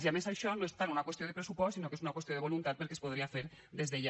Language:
Catalan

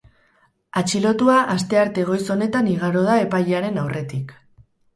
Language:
Basque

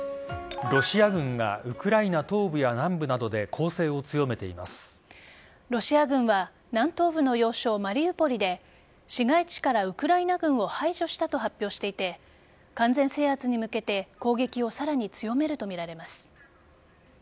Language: Japanese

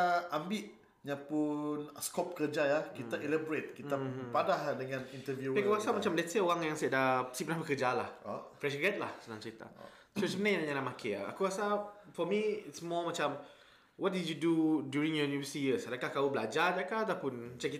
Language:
Malay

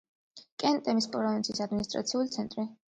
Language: Georgian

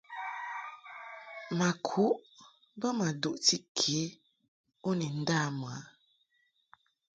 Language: Mungaka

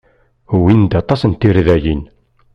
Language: Kabyle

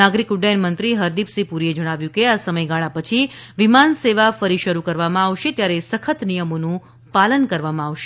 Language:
Gujarati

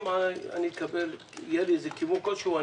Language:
Hebrew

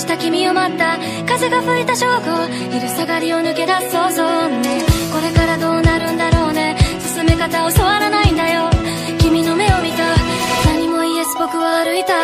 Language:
Korean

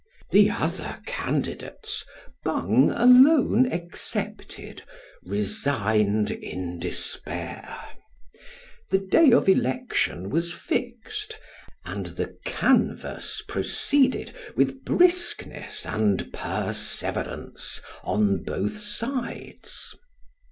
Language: English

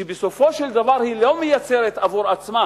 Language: Hebrew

